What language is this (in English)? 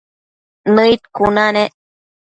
Matsés